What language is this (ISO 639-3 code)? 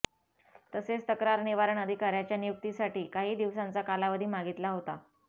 mar